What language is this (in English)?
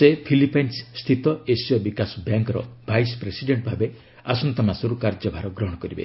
Odia